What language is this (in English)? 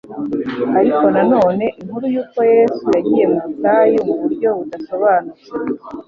Kinyarwanda